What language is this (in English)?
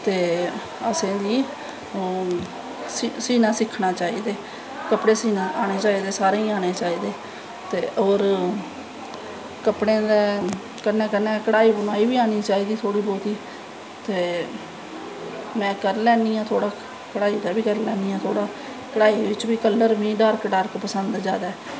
Dogri